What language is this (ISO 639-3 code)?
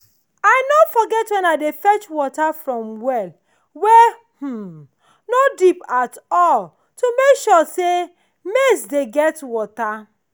pcm